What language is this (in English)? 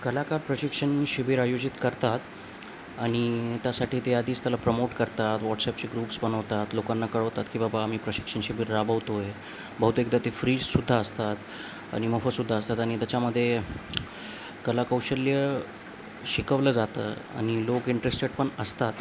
Marathi